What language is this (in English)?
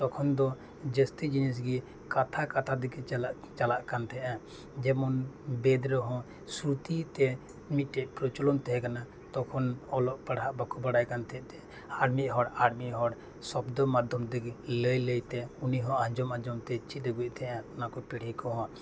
Santali